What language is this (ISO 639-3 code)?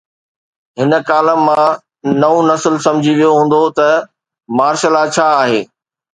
snd